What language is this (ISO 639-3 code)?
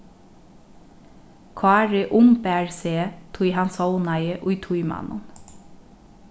fao